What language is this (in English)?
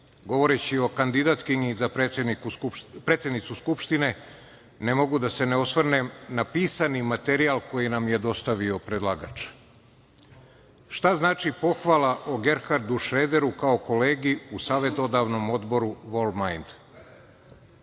Serbian